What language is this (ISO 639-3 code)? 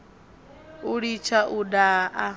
ven